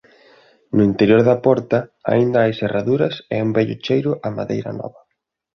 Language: Galician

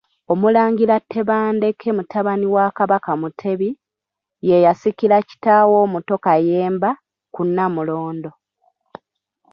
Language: Ganda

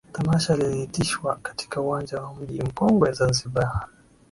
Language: Swahili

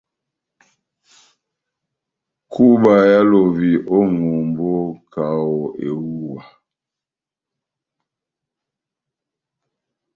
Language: Batanga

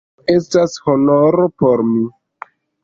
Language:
Esperanto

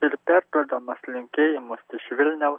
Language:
Lithuanian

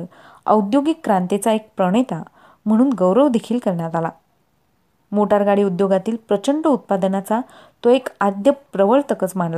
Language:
Marathi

